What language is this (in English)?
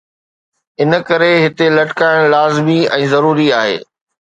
Sindhi